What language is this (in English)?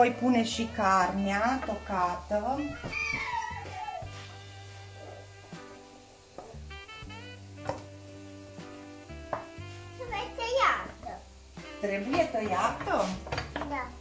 Romanian